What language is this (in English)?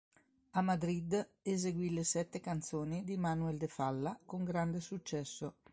Italian